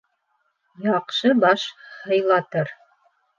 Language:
Bashkir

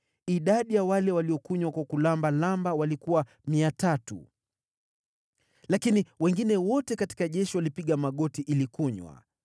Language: Swahili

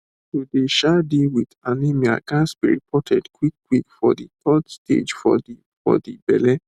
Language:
Nigerian Pidgin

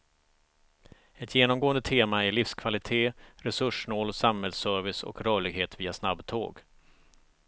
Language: Swedish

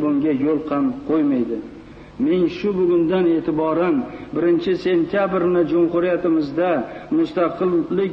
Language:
Turkish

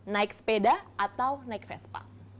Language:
Indonesian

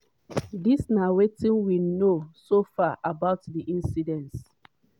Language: Nigerian Pidgin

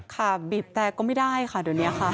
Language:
Thai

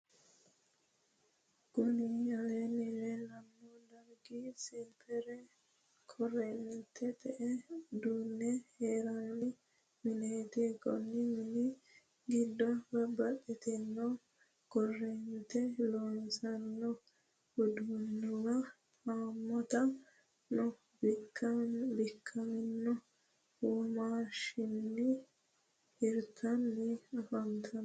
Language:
Sidamo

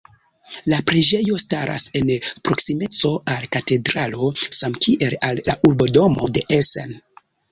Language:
Esperanto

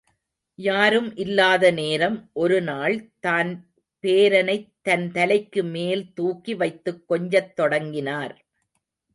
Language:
Tamil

